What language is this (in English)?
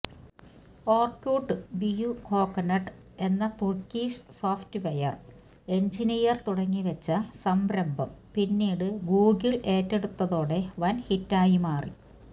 Malayalam